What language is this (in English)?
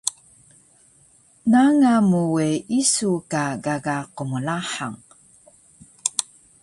Taroko